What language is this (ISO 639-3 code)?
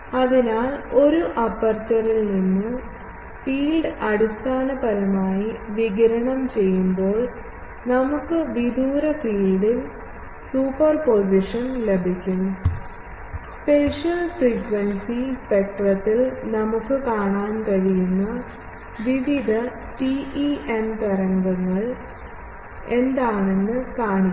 mal